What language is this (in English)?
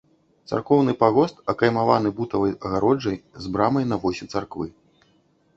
Belarusian